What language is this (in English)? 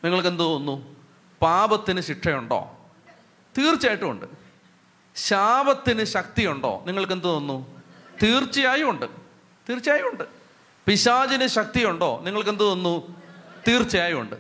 Malayalam